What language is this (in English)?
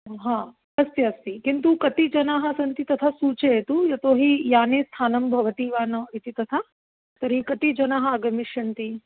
Sanskrit